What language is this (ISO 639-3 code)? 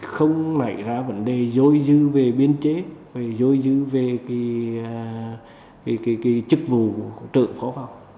vie